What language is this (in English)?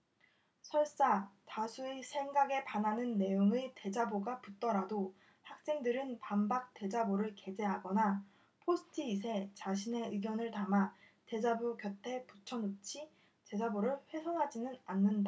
Korean